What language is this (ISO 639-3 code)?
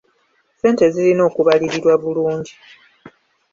lug